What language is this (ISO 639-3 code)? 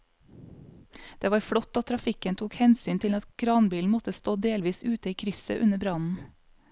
nor